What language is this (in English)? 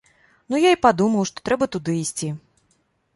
Belarusian